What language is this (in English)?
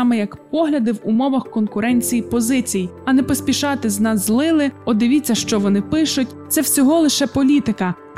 Ukrainian